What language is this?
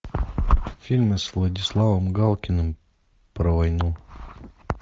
Russian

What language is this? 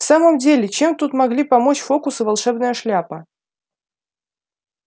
Russian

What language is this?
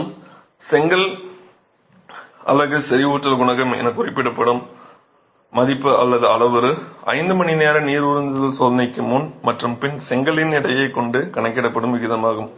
Tamil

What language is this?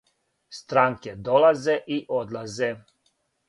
Serbian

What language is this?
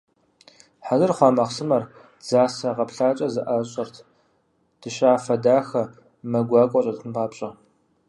Kabardian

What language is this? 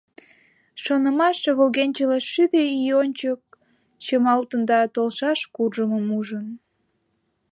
Mari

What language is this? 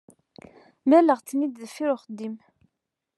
Kabyle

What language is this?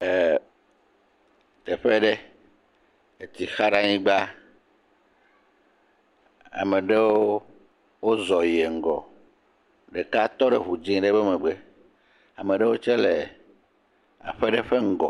Ewe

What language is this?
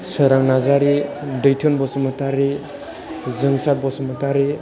Bodo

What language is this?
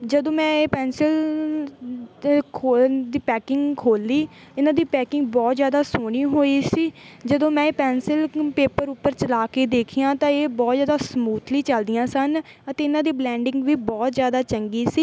Punjabi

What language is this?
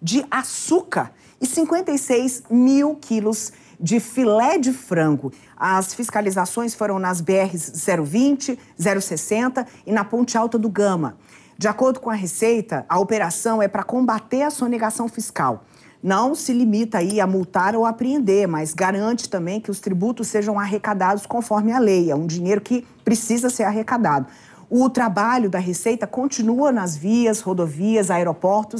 Portuguese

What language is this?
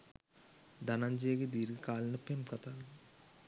Sinhala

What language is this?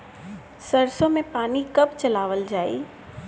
Bhojpuri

